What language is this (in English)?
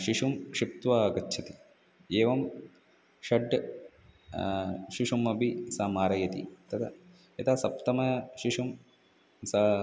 Sanskrit